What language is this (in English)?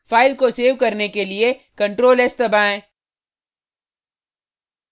Hindi